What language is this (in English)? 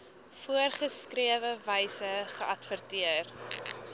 Afrikaans